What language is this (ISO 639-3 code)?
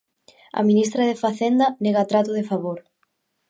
glg